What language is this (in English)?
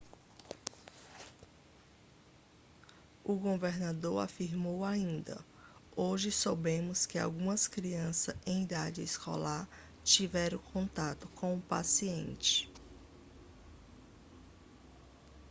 Portuguese